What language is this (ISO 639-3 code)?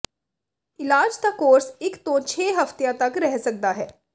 pan